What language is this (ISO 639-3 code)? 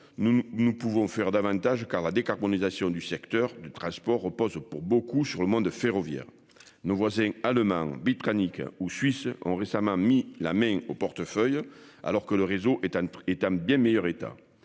fra